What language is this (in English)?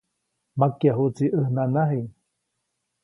Copainalá Zoque